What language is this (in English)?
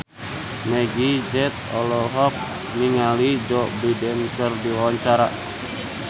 Sundanese